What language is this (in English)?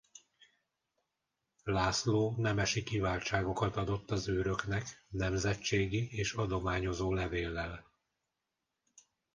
Hungarian